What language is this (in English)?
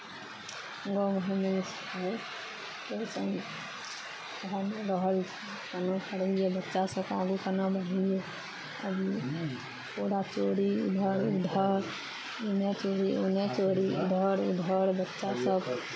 Maithili